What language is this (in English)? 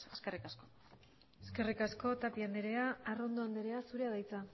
Basque